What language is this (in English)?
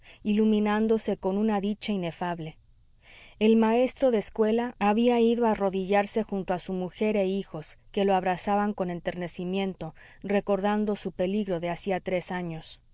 Spanish